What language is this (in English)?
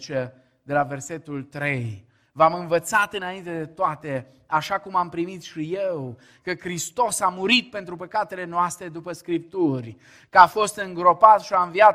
Romanian